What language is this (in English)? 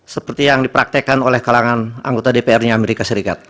Indonesian